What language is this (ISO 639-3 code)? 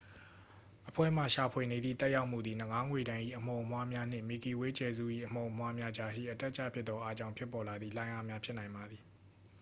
mya